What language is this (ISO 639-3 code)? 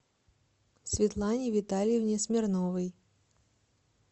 rus